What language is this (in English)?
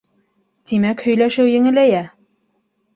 Bashkir